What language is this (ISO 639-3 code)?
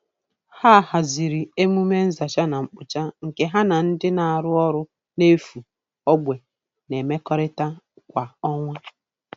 ibo